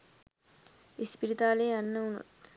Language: Sinhala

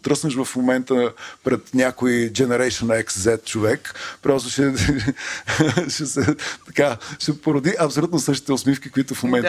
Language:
Bulgarian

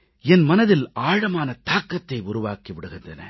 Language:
Tamil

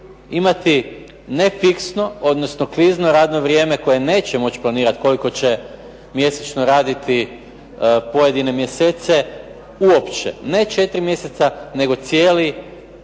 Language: Croatian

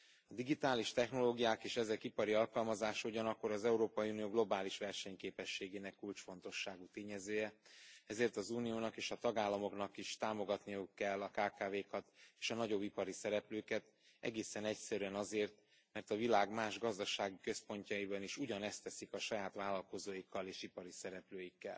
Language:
Hungarian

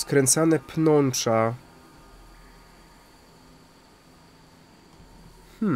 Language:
Polish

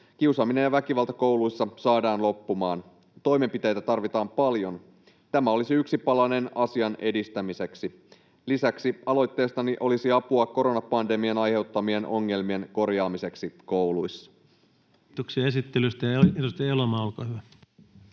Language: Finnish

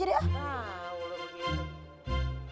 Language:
Indonesian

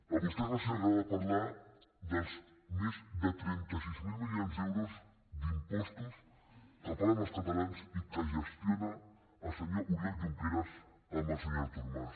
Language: Catalan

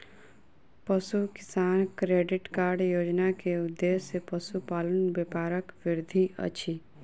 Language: Maithili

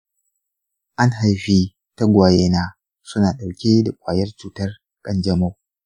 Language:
Hausa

